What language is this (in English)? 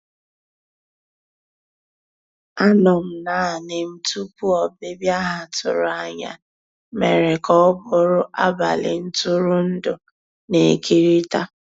Igbo